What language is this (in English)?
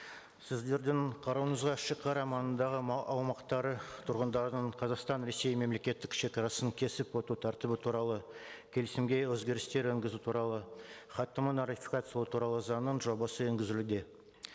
Kazakh